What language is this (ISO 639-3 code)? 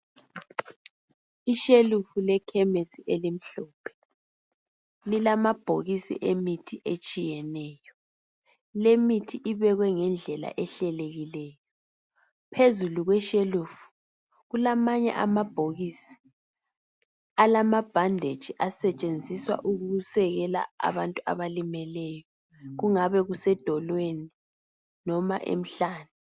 nde